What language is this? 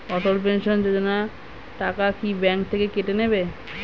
Bangla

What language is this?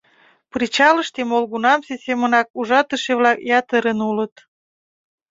Mari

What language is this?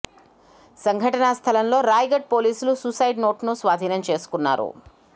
Telugu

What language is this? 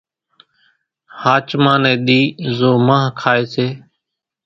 Kachi Koli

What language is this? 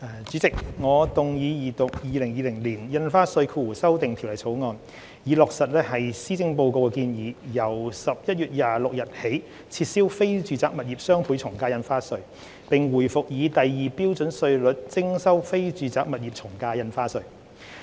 Cantonese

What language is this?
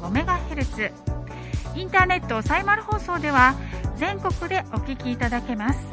Japanese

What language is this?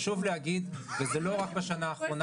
Hebrew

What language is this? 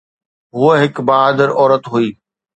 Sindhi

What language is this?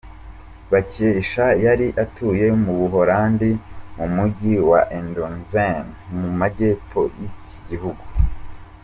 Kinyarwanda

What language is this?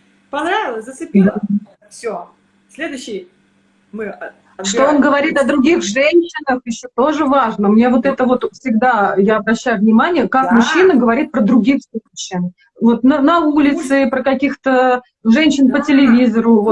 Russian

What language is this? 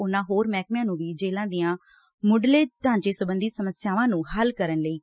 Punjabi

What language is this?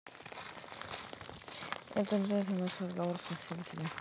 Russian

